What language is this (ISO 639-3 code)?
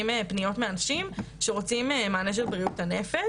heb